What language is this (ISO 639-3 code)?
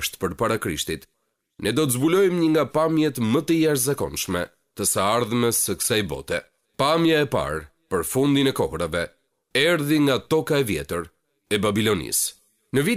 ron